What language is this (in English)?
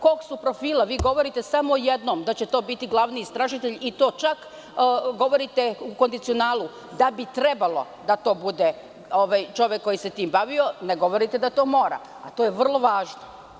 Serbian